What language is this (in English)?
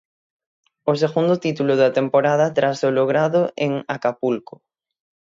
Galician